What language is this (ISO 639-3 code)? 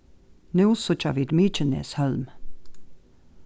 fao